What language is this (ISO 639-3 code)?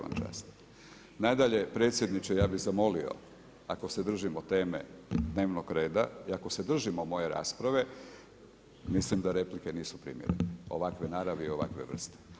hrv